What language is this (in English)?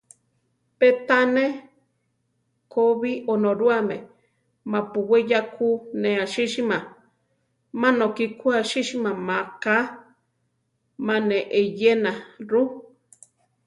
Central Tarahumara